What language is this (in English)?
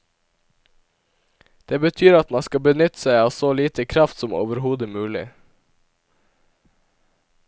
Norwegian